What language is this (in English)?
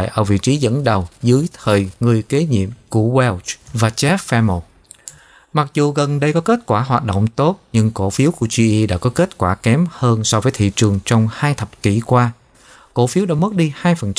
Vietnamese